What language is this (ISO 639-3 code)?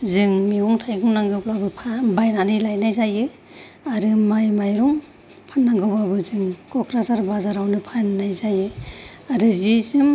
brx